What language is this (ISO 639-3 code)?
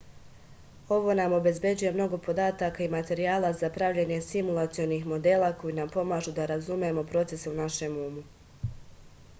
srp